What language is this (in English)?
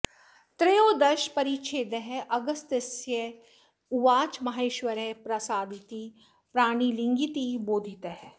Sanskrit